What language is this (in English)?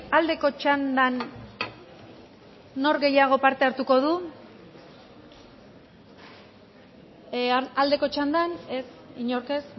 Basque